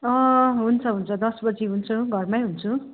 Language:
Nepali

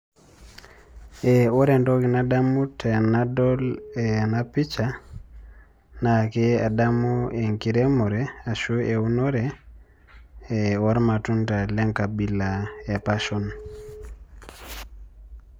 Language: Masai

